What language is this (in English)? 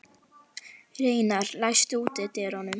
Icelandic